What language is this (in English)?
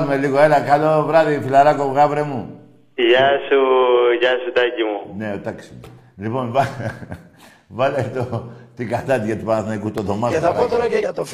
Greek